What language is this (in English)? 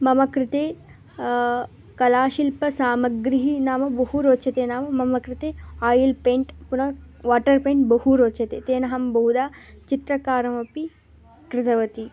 Sanskrit